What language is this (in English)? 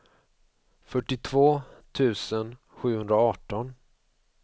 Swedish